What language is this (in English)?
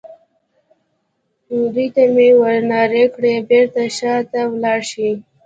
Pashto